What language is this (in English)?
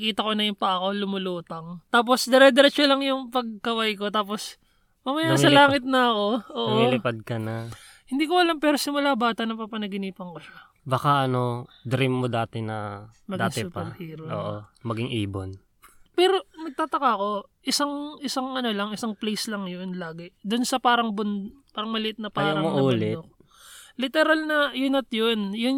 Filipino